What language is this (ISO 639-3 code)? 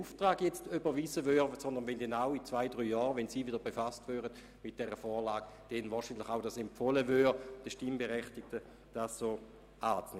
gsw